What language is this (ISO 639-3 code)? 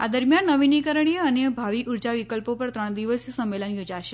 guj